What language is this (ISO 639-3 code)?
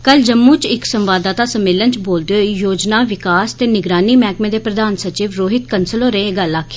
doi